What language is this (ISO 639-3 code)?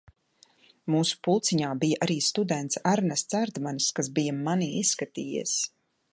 lav